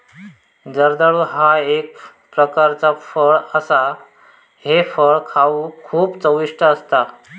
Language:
Marathi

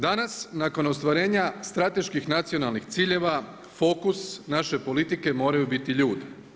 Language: Croatian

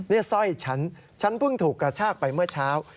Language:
Thai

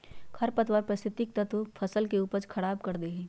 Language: Magahi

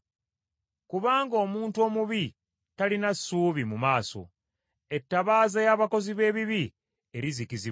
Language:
Ganda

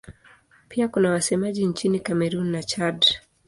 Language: Swahili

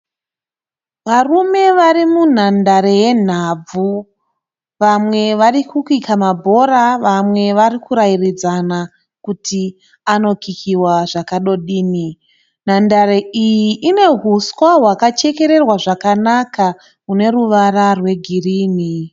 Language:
Shona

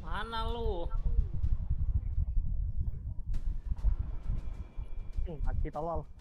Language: Indonesian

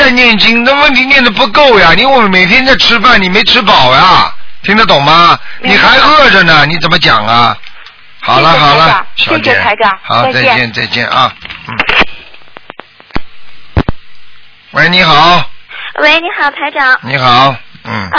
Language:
Chinese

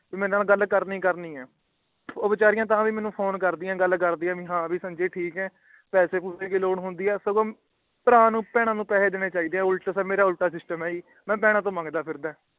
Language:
Punjabi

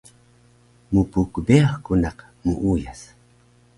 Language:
Taroko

